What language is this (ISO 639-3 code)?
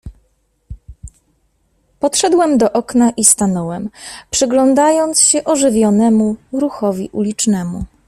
pol